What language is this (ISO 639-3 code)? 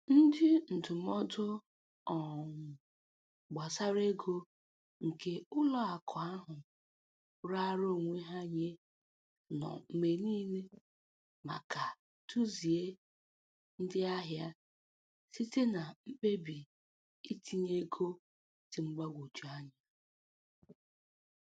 ibo